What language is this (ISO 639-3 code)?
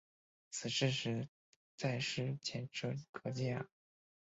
zho